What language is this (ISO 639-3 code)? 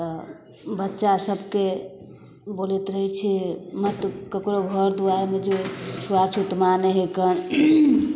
mai